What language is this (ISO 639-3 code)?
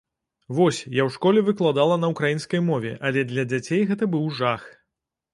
bel